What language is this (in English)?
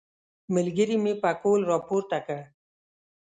Pashto